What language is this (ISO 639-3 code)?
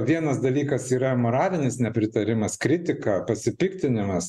lit